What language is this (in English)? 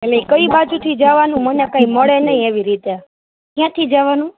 Gujarati